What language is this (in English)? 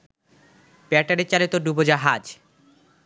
Bangla